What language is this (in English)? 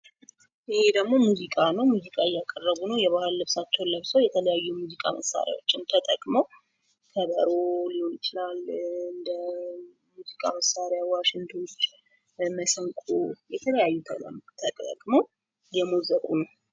Amharic